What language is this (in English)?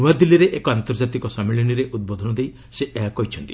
Odia